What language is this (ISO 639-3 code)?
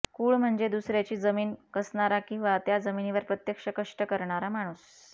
mar